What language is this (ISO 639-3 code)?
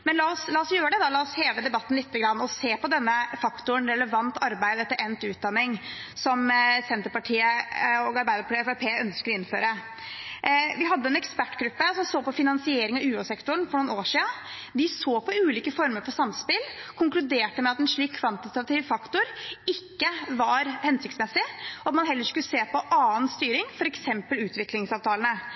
nob